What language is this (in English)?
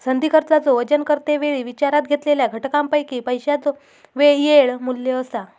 Marathi